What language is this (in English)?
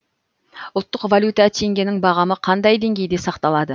Kazakh